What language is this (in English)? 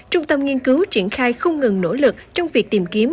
Vietnamese